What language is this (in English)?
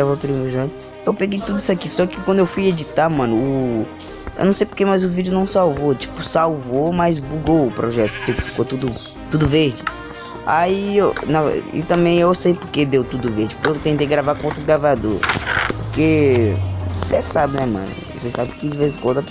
Portuguese